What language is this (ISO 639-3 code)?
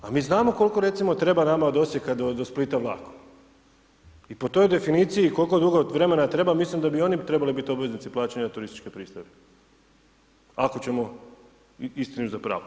hrv